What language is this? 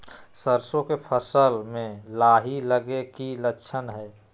Magahi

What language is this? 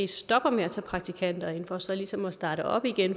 Danish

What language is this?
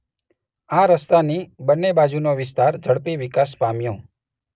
Gujarati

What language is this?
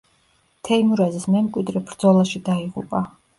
Georgian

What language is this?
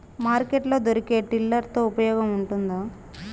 Telugu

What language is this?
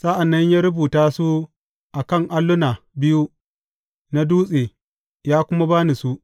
Hausa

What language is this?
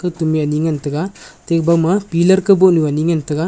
Wancho Naga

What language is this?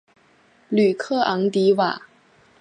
Chinese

